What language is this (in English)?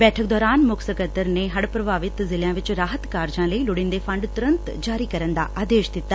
Punjabi